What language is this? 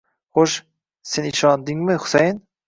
Uzbek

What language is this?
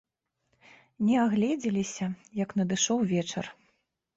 Belarusian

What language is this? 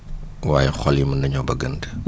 Wolof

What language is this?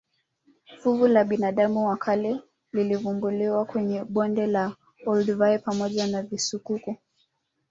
Swahili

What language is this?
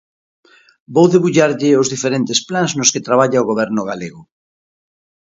Galician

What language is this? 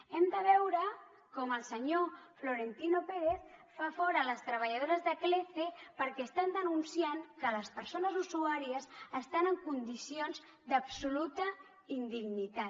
Catalan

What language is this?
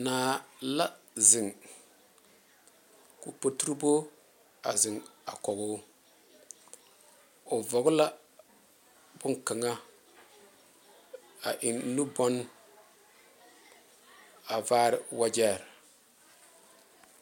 Southern Dagaare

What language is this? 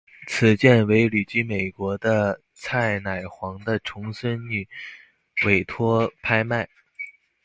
Chinese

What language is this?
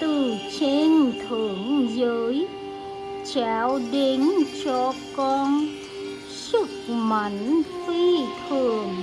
Vietnamese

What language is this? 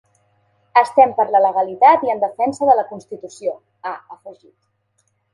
Catalan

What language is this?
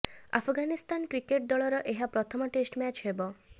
Odia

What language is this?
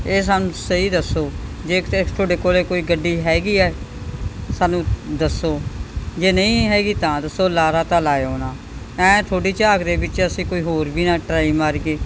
Punjabi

